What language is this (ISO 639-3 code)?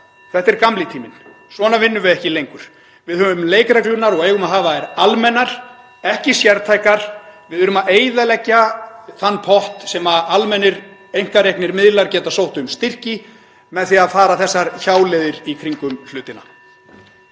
isl